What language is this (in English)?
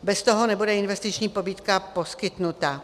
Czech